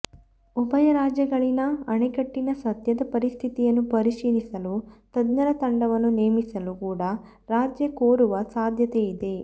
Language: Kannada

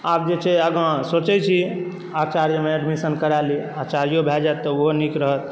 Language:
Maithili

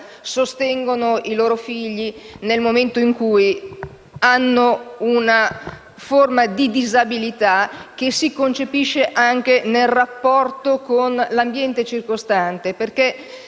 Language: Italian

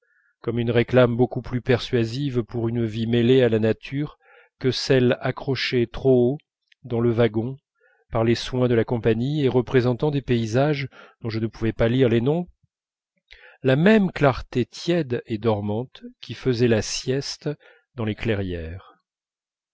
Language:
French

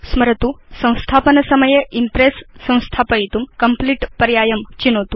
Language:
Sanskrit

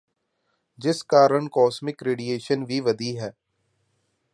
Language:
Punjabi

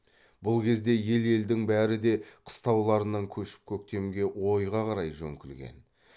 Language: Kazakh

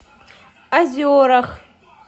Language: Russian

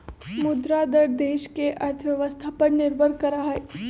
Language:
Magahi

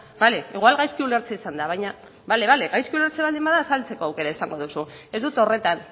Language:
Basque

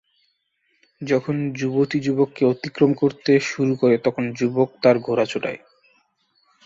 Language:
Bangla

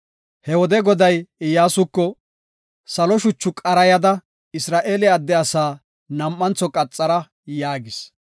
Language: Gofa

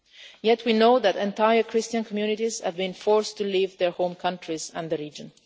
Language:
English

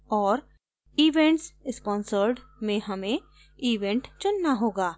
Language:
Hindi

